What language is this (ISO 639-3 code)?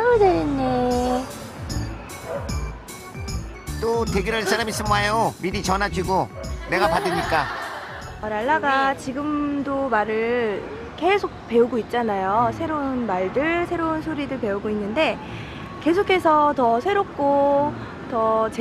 kor